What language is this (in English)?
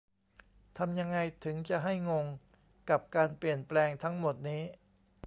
Thai